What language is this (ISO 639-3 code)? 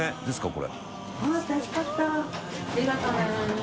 jpn